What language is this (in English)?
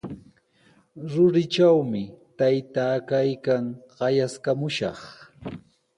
Sihuas Ancash Quechua